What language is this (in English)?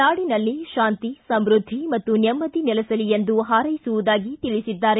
Kannada